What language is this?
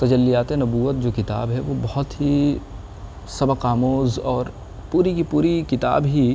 Urdu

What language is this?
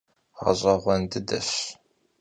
Kabardian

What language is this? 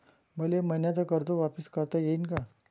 Marathi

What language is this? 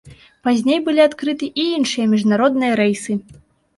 Belarusian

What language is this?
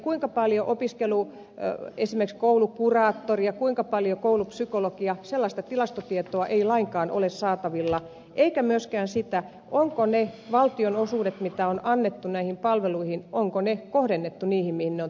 Finnish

